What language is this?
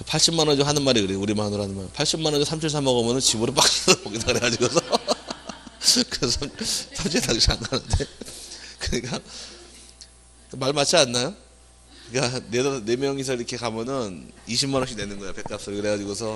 Korean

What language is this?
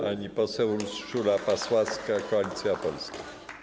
Polish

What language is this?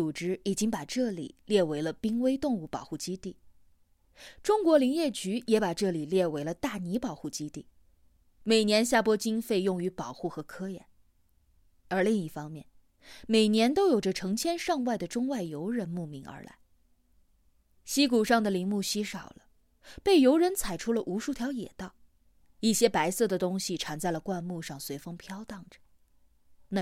Chinese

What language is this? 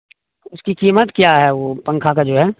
Urdu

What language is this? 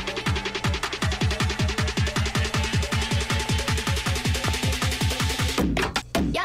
Filipino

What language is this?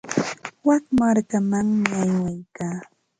Ambo-Pasco Quechua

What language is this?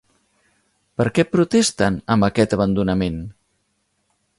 Catalan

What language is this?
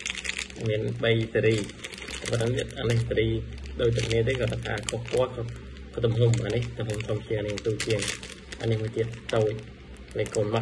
Thai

